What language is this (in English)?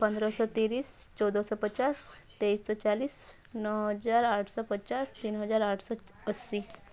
Odia